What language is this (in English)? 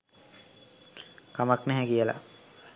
Sinhala